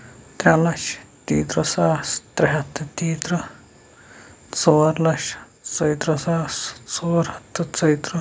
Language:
Kashmiri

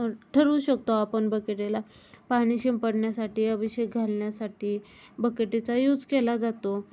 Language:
Marathi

